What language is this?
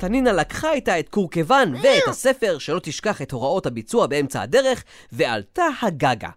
Hebrew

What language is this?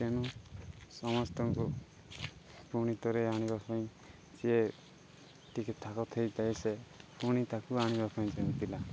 Odia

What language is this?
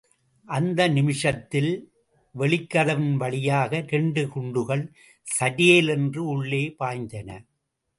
Tamil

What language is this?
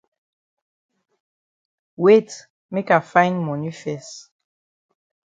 Cameroon Pidgin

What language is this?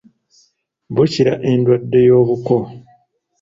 Ganda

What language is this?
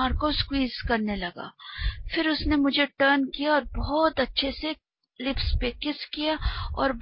Hindi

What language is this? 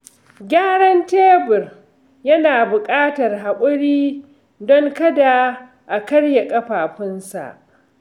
Hausa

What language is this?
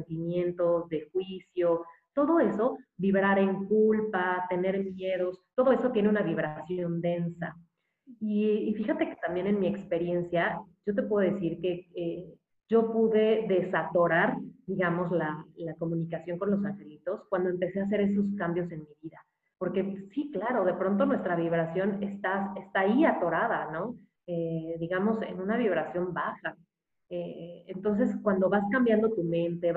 Spanish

